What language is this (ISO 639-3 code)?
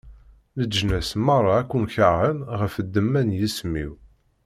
kab